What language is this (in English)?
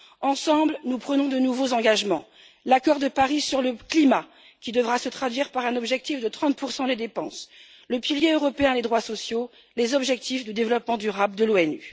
French